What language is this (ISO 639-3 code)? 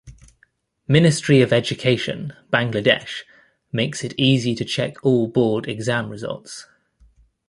eng